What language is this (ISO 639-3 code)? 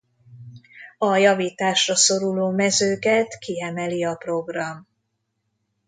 hun